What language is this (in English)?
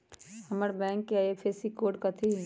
Magahi